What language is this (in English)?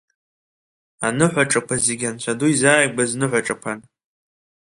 Abkhazian